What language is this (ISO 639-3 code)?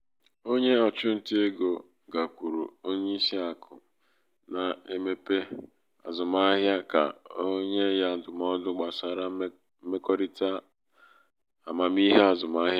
ibo